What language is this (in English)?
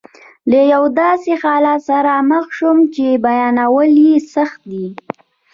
Pashto